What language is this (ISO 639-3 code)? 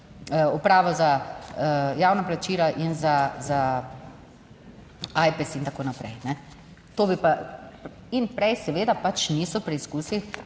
slv